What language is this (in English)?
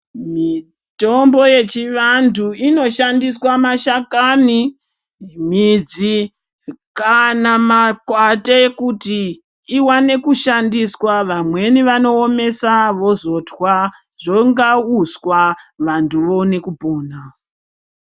Ndau